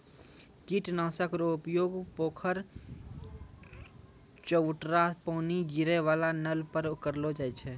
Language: Maithili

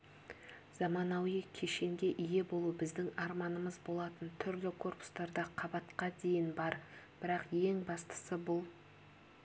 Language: Kazakh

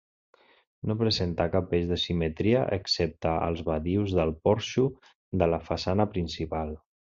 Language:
Catalan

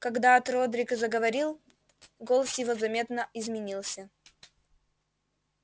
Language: Russian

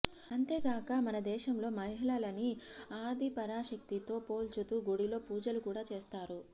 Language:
Telugu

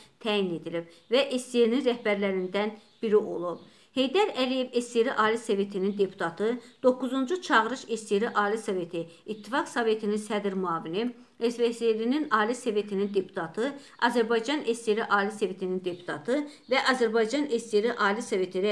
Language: Romanian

